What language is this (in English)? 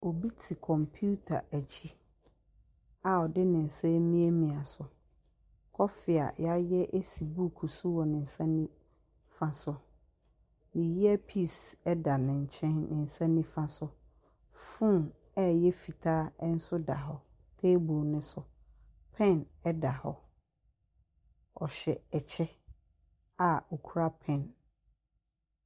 Akan